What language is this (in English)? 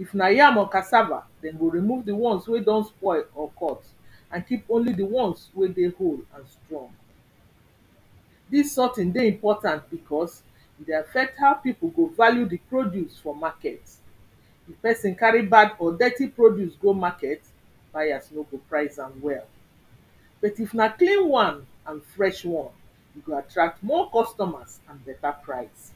Nigerian Pidgin